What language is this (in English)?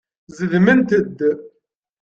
Kabyle